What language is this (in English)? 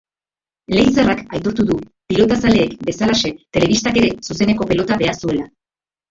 Basque